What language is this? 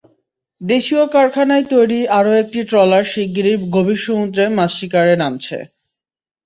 Bangla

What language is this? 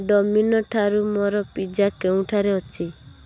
Odia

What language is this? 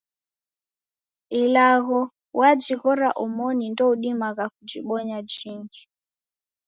Taita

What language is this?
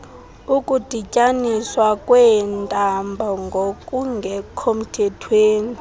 Xhosa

